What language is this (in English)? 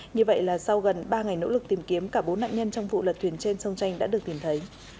Vietnamese